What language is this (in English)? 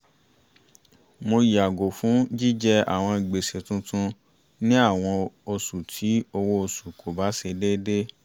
Yoruba